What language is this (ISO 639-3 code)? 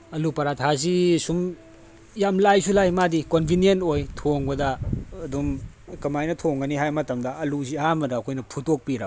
mni